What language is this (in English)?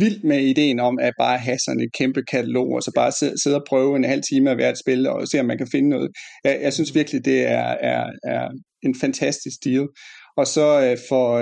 Danish